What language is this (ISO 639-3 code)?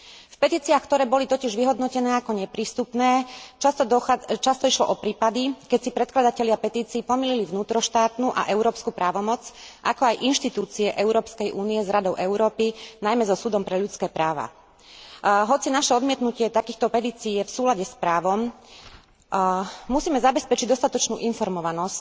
slk